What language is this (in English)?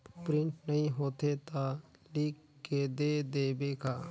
Chhattisgarhi